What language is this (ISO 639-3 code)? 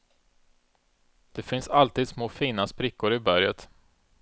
swe